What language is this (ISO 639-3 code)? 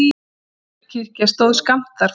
isl